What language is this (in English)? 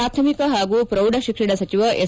Kannada